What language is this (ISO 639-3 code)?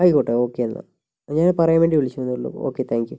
mal